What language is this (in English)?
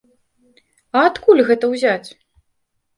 Belarusian